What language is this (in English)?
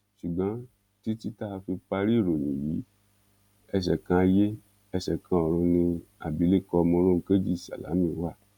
Yoruba